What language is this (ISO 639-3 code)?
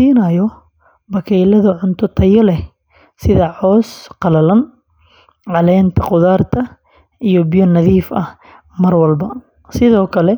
som